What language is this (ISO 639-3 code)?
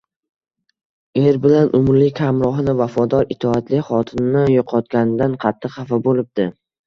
uzb